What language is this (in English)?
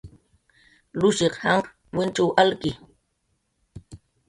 Jaqaru